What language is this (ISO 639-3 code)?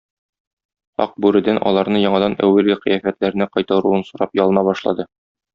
tat